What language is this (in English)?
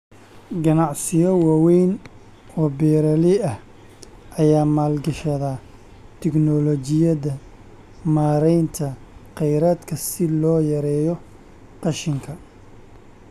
Somali